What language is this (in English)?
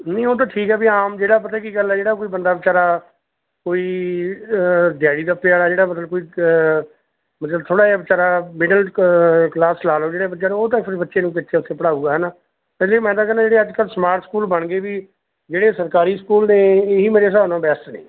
Punjabi